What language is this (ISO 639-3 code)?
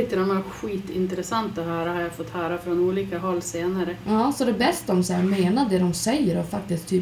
swe